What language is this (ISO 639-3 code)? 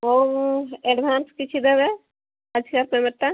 ori